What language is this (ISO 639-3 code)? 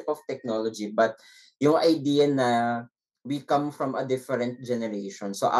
fil